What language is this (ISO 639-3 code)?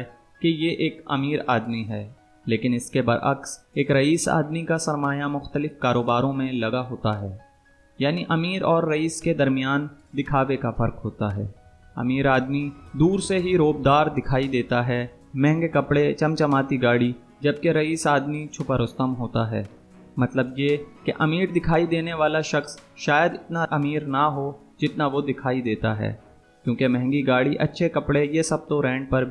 urd